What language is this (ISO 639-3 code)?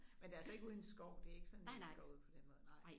dan